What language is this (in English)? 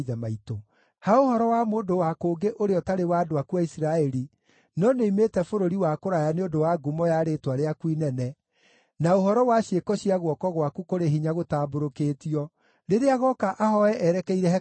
Kikuyu